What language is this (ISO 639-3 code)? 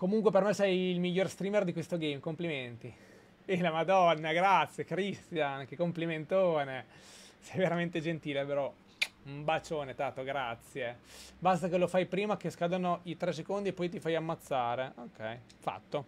ita